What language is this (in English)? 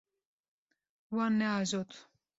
Kurdish